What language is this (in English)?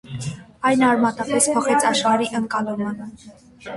Armenian